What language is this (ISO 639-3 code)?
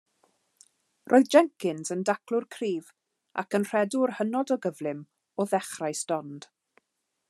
cym